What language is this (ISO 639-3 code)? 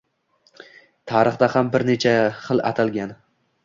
uzb